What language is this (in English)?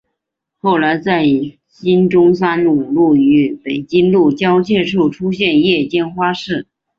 Chinese